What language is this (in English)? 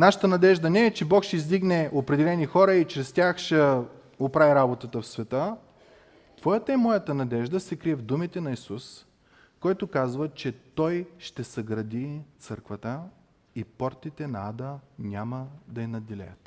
Bulgarian